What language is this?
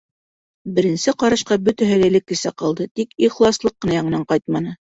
Bashkir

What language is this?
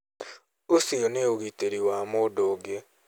Kikuyu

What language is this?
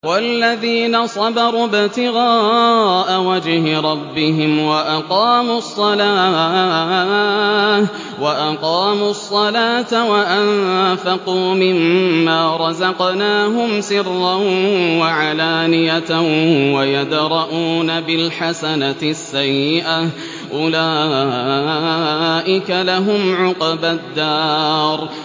Arabic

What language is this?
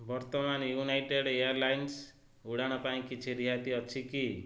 Odia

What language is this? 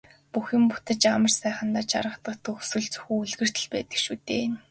Mongolian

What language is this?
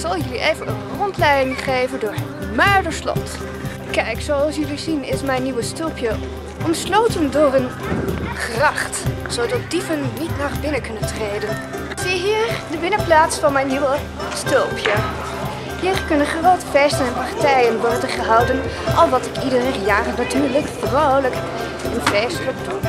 Dutch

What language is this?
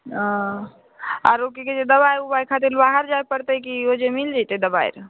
Maithili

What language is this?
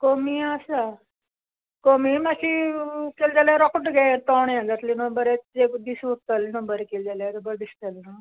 Konkani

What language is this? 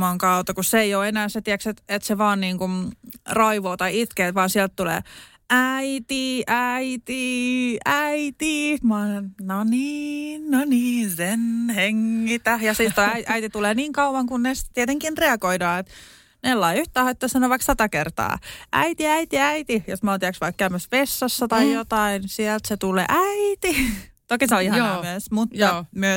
Finnish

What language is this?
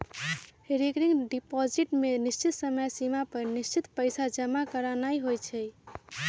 Magahi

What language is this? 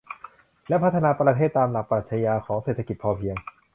Thai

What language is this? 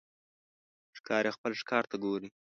Pashto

